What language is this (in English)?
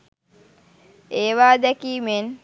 Sinhala